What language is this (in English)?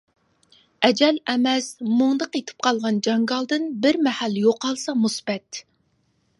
Uyghur